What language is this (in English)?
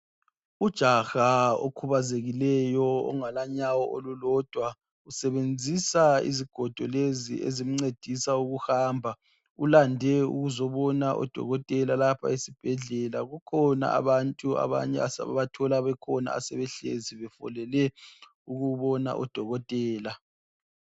North Ndebele